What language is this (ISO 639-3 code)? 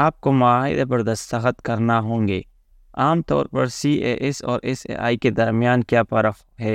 urd